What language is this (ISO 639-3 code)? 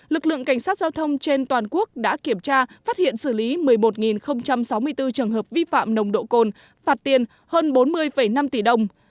vie